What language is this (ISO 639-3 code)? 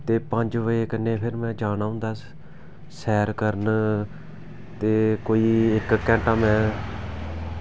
doi